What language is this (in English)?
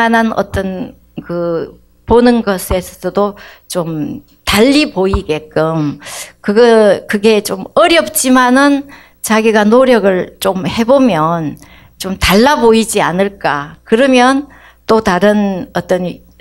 Korean